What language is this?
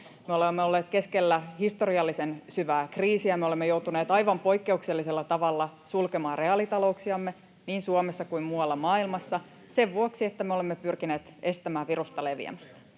Finnish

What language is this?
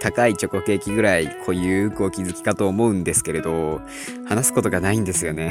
Japanese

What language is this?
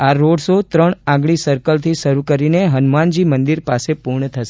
Gujarati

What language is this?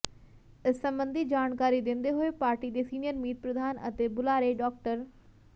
Punjabi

